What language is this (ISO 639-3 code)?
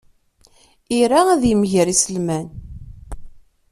kab